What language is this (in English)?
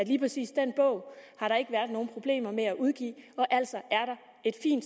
Danish